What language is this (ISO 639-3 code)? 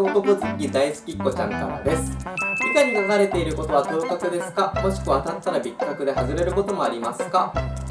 jpn